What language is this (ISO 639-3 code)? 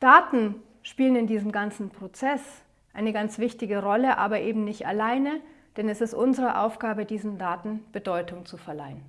deu